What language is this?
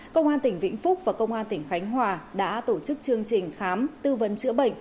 Vietnamese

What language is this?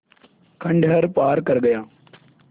Hindi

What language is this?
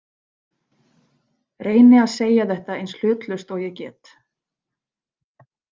Icelandic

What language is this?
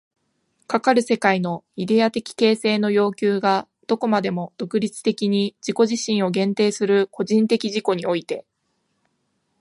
Japanese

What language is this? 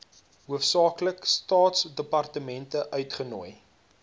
Afrikaans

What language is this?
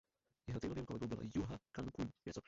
Czech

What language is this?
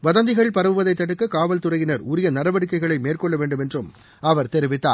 Tamil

